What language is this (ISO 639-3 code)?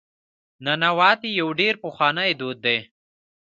pus